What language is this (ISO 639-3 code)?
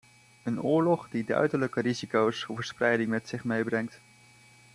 nld